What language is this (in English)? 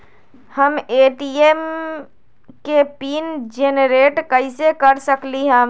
Magahi